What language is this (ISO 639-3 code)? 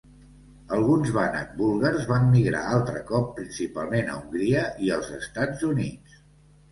cat